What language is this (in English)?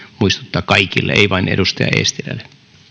Finnish